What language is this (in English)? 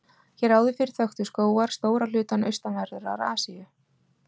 Icelandic